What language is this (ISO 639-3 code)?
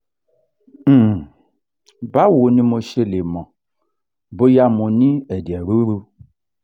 yor